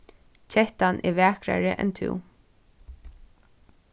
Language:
Faroese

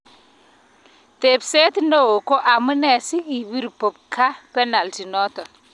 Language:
Kalenjin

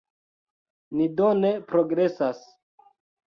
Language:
Esperanto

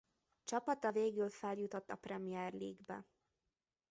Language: Hungarian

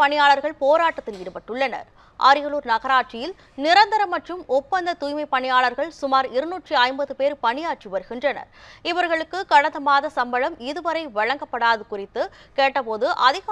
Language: Hindi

